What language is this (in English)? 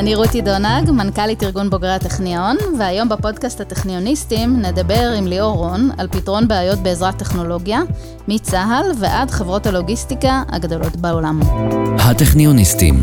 Hebrew